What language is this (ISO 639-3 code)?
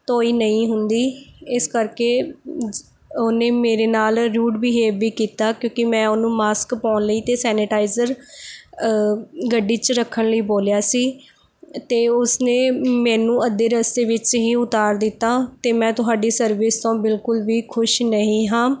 pan